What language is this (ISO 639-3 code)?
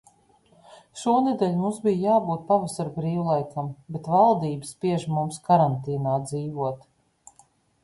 lav